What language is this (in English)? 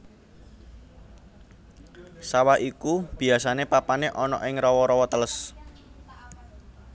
Javanese